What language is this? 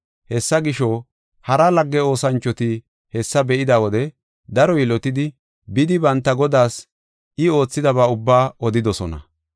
Gofa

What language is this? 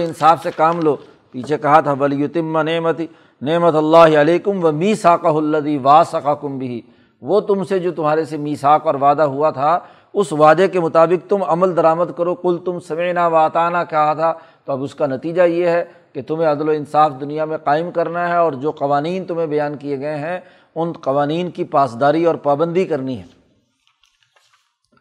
Urdu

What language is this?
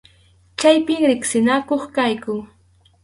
Arequipa-La Unión Quechua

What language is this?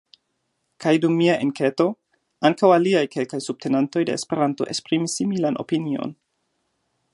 Esperanto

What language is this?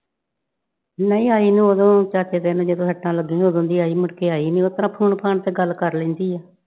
Punjabi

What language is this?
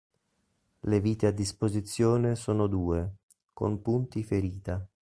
Italian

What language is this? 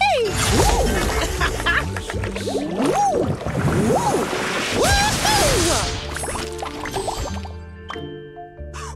English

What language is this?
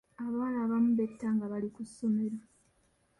Ganda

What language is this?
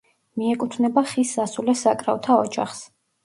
Georgian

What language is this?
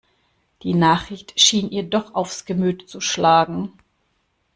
German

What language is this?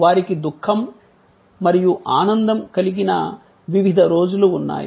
Telugu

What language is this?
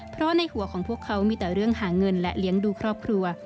Thai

